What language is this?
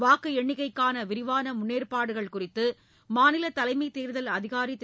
Tamil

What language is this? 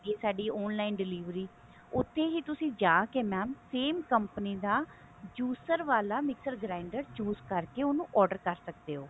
Punjabi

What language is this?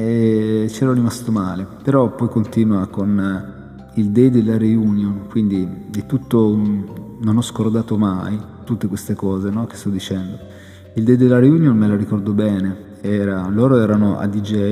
Italian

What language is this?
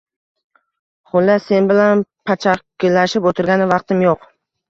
Uzbek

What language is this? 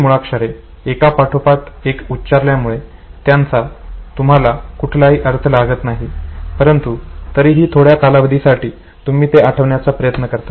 Marathi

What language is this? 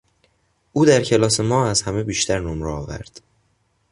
Persian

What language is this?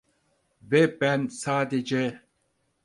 Turkish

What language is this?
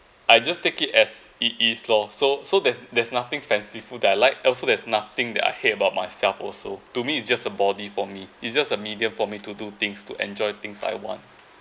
English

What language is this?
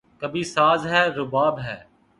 Urdu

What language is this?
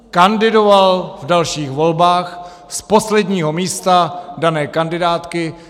Czech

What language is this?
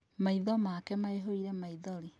Kikuyu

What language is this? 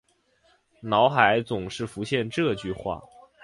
Chinese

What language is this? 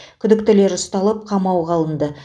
Kazakh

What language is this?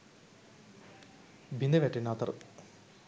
Sinhala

